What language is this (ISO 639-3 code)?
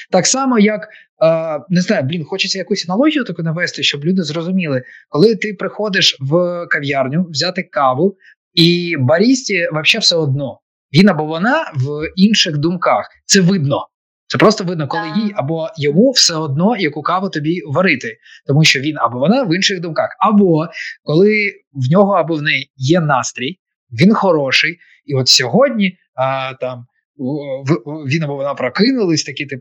ukr